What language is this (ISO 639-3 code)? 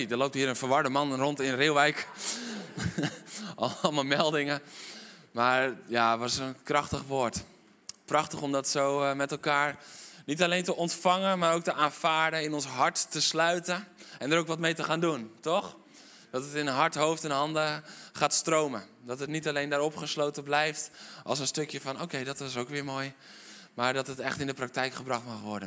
nld